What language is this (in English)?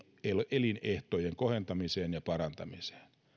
Finnish